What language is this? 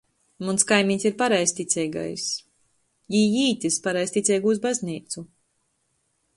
Latgalian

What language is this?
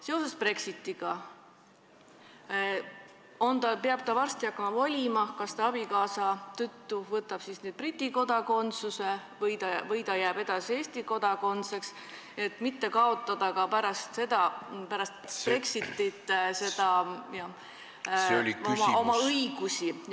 Estonian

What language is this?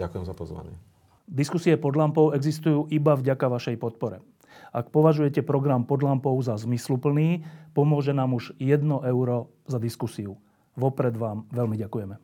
Slovak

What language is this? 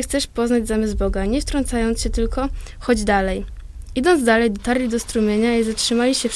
Polish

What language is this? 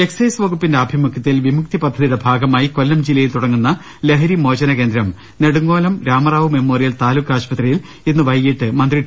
Malayalam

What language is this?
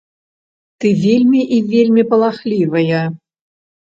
Belarusian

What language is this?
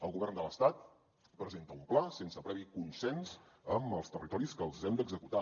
Catalan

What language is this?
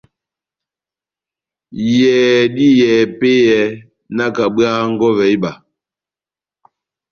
Batanga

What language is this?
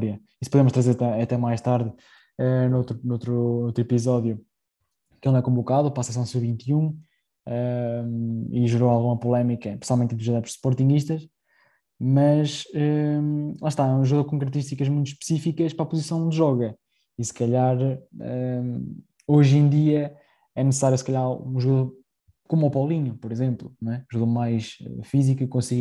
Portuguese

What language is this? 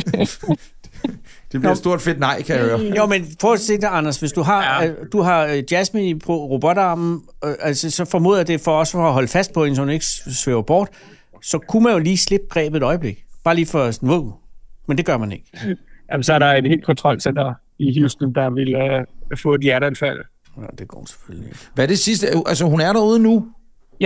Danish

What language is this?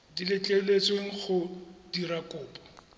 Tswana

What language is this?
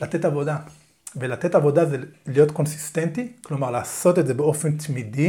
Hebrew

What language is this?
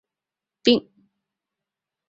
Chinese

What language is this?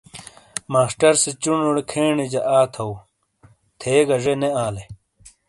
Shina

